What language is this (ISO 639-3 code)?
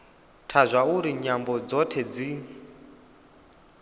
ven